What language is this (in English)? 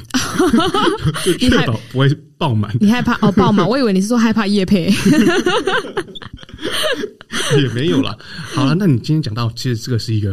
Chinese